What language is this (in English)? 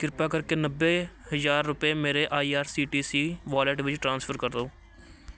Punjabi